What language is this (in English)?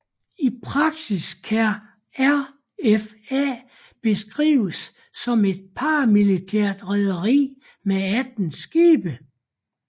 Danish